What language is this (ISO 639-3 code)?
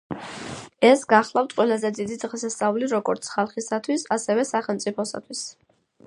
kat